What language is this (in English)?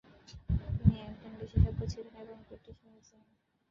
Bangla